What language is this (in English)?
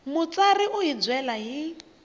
Tsonga